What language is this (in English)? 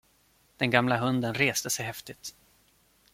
Swedish